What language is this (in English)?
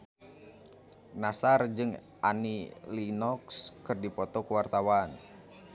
Sundanese